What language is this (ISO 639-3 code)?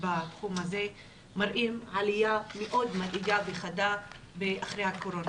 heb